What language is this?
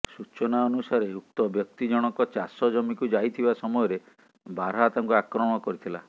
Odia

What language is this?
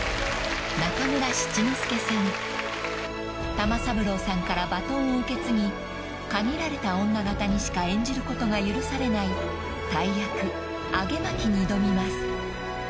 Japanese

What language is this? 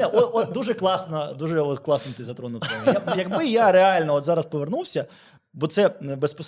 Ukrainian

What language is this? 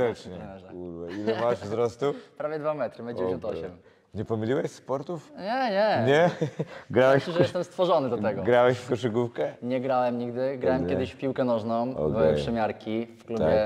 Polish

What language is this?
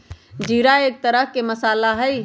Magahi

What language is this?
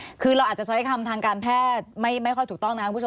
Thai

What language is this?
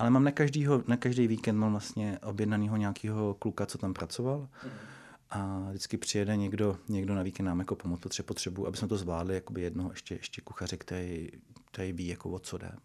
Czech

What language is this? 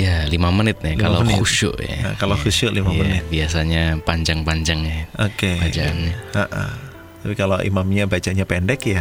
Indonesian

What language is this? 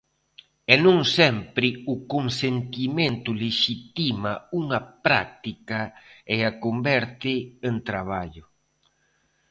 Galician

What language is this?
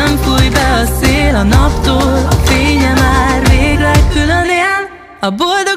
Polish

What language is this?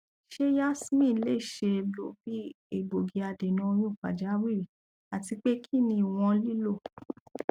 Yoruba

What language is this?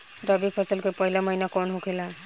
Bhojpuri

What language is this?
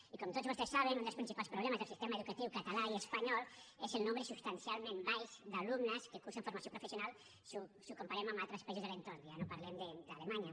Catalan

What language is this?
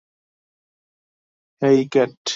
Bangla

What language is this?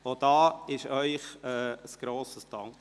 Swiss German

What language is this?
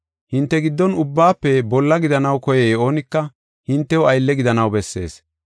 Gofa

